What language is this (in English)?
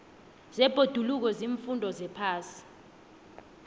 South Ndebele